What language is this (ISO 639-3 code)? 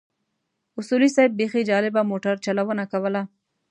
pus